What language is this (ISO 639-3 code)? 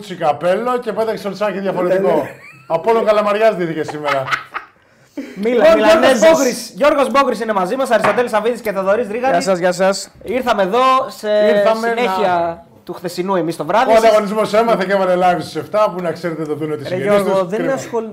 ell